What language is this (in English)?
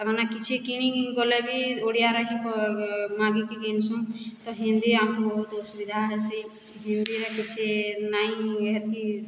Odia